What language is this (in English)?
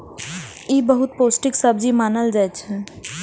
Maithili